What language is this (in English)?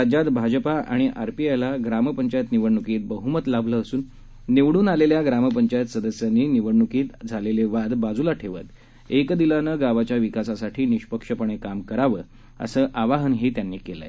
Marathi